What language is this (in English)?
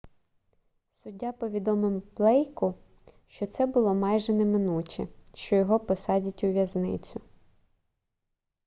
Ukrainian